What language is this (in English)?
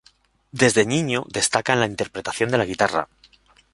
Spanish